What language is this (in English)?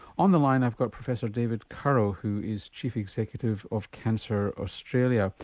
English